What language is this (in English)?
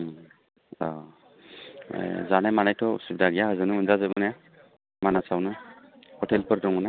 Bodo